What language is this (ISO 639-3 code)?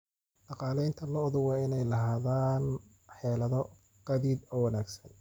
som